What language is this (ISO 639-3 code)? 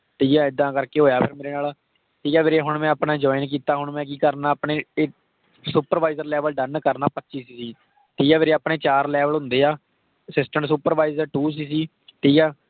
pan